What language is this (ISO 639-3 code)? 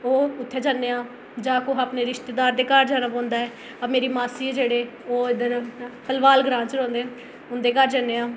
doi